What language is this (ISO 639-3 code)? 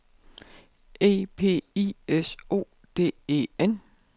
dan